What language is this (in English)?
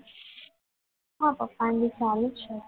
Gujarati